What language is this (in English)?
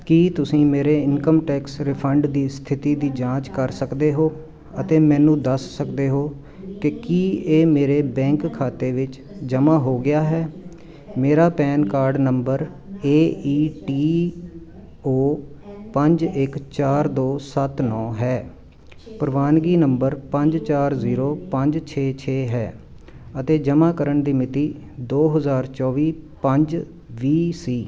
Punjabi